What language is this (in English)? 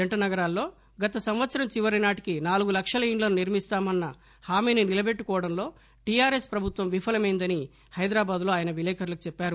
Telugu